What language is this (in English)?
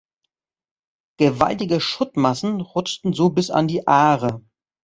German